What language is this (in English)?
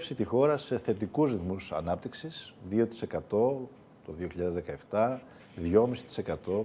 Greek